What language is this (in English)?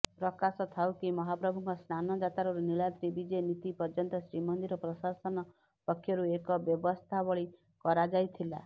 Odia